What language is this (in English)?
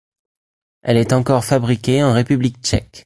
French